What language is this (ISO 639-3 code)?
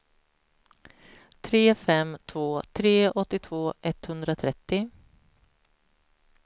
swe